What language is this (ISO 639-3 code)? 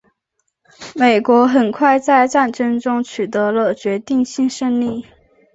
zho